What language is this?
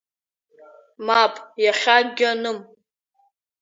Abkhazian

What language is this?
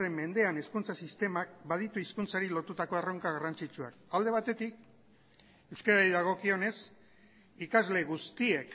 Basque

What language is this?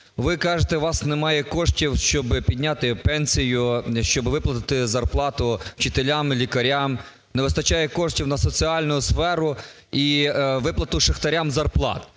Ukrainian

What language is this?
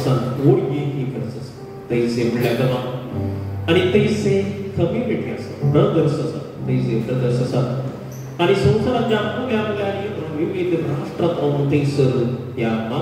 Indonesian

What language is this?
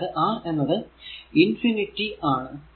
Malayalam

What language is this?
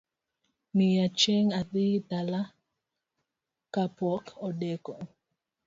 Luo (Kenya and Tanzania)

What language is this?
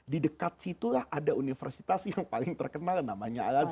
Indonesian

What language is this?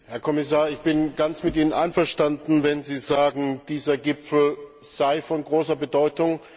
German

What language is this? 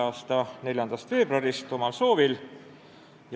Estonian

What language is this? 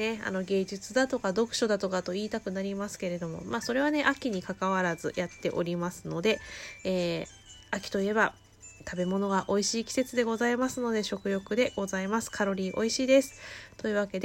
Japanese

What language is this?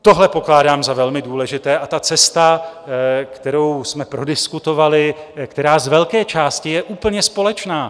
Czech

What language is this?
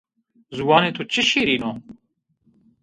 Zaza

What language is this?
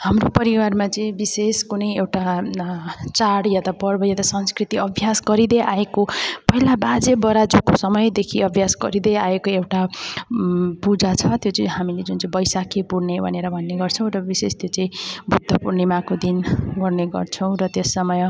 Nepali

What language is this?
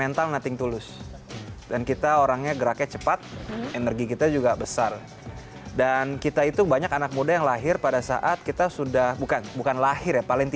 Indonesian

